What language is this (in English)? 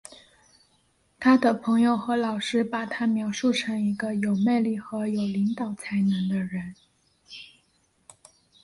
Chinese